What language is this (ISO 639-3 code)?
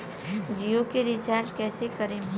bho